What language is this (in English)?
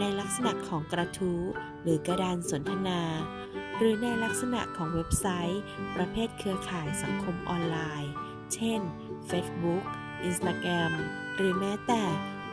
Thai